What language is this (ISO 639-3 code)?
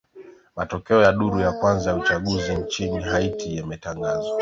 swa